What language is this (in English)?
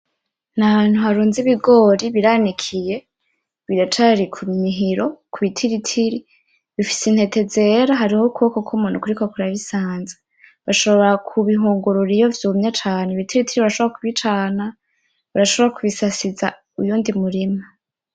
Rundi